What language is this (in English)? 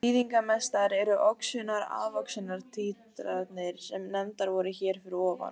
Icelandic